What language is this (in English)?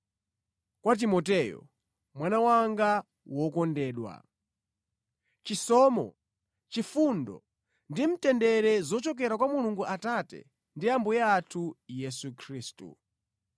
Nyanja